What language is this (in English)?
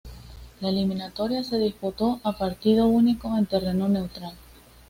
Spanish